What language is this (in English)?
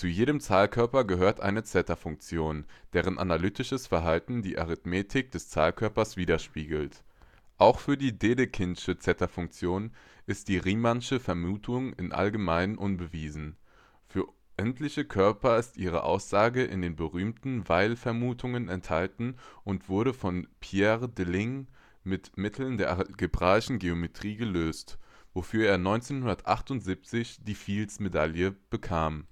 German